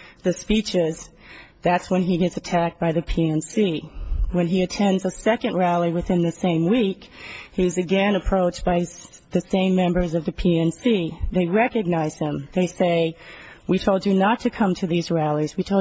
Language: English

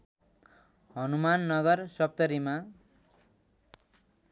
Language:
Nepali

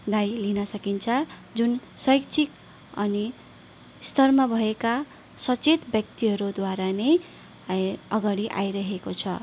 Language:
Nepali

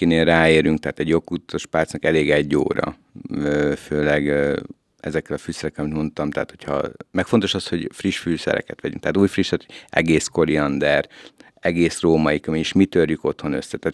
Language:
Hungarian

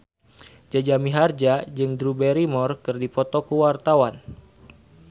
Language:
Sundanese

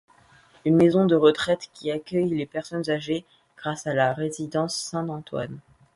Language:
French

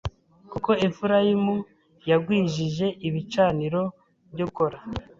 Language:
Kinyarwanda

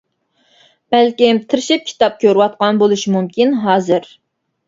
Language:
Uyghur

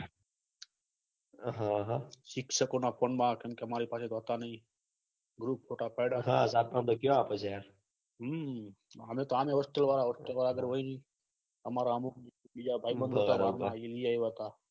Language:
Gujarati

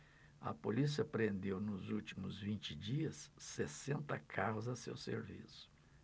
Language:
Portuguese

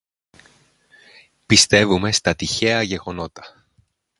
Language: Greek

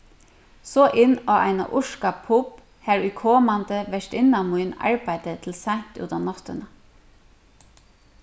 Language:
Faroese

